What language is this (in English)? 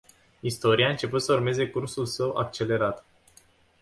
Romanian